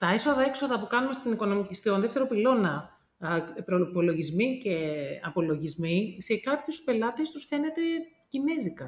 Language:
Greek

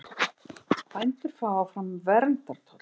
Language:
Icelandic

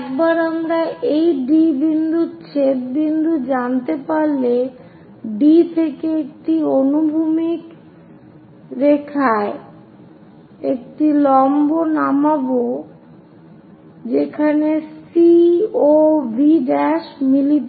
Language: Bangla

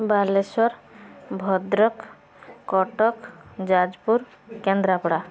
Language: Odia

